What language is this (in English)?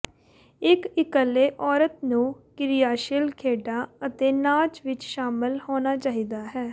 Punjabi